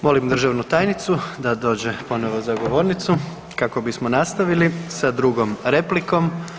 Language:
Croatian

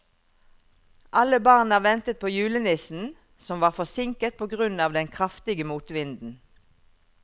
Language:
Norwegian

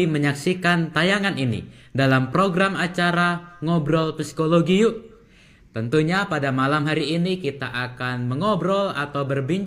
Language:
Indonesian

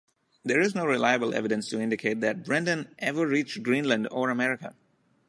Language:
English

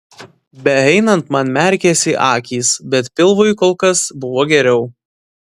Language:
Lithuanian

